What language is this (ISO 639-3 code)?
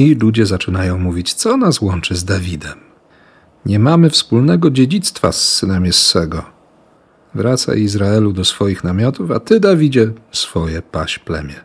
pol